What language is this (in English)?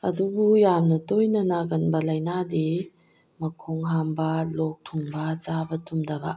Manipuri